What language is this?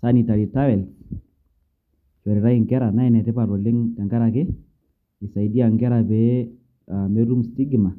Masai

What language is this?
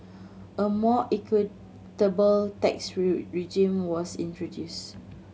English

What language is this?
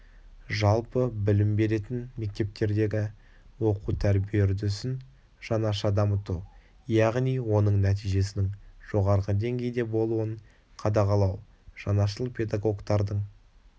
Kazakh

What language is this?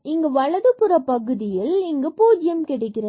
Tamil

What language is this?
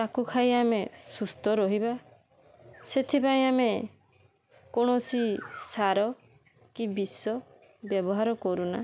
Odia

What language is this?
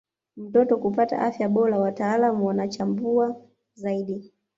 Swahili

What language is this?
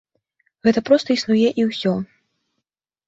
Belarusian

